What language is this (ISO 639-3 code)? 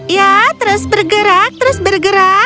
ind